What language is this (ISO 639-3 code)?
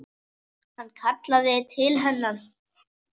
isl